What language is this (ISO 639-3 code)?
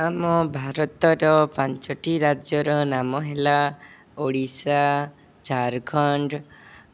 ori